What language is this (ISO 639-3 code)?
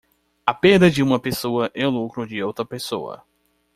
por